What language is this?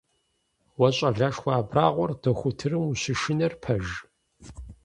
Kabardian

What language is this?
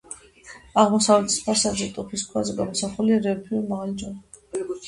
Georgian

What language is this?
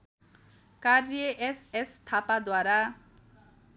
Nepali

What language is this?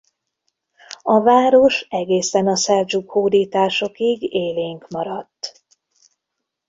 Hungarian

